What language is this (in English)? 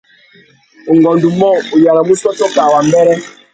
Tuki